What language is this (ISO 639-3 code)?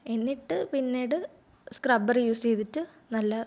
mal